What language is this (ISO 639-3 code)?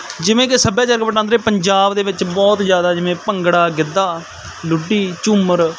pan